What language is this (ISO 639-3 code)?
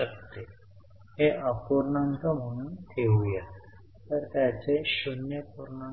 mar